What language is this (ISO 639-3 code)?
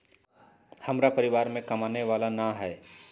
mag